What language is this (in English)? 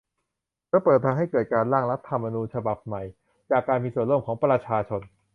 Thai